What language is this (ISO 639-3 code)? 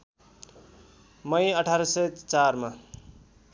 nep